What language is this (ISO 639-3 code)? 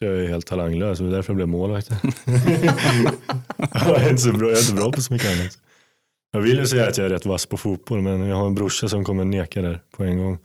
swe